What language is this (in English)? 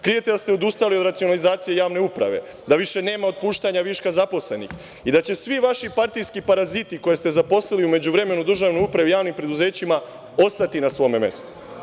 Serbian